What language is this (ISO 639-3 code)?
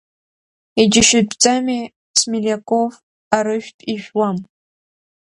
abk